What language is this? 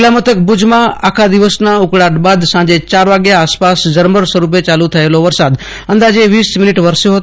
Gujarati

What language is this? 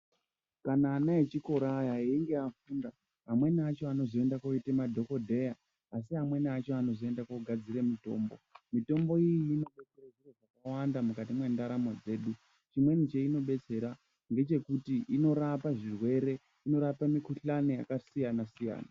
Ndau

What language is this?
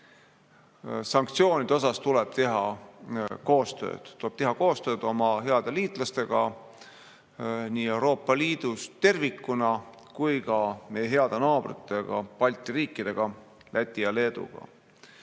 Estonian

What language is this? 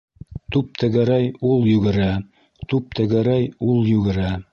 Bashkir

